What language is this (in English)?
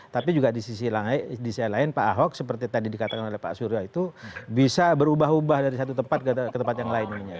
Indonesian